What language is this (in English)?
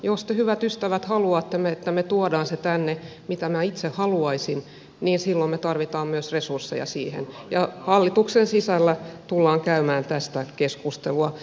Finnish